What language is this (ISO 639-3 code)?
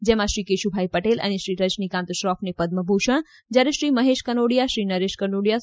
guj